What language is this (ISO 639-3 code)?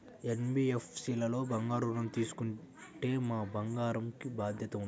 tel